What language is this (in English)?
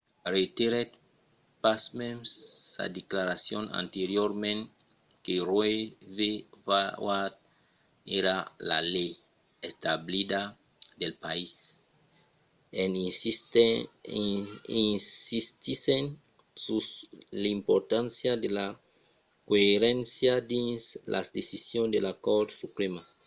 Occitan